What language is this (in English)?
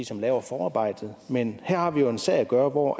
Danish